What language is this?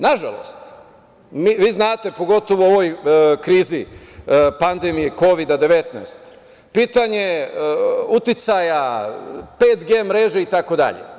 Serbian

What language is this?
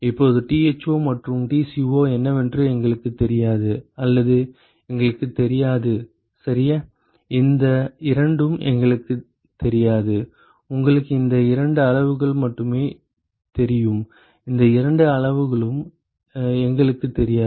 Tamil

